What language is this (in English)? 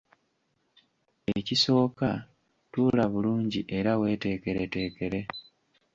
Ganda